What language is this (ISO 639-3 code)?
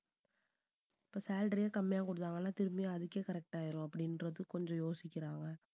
tam